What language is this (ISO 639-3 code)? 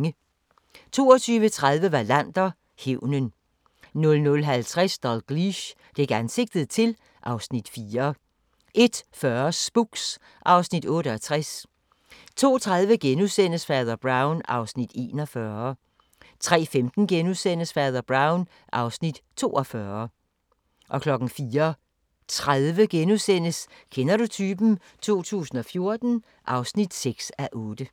dan